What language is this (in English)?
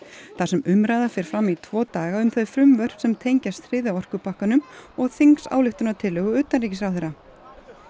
Icelandic